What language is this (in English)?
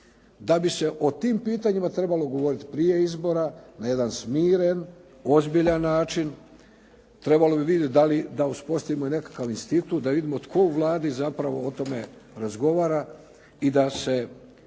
Croatian